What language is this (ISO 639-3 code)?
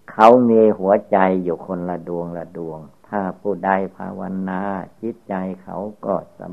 tha